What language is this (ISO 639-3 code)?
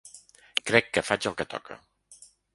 cat